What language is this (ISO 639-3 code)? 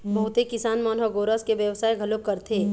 hne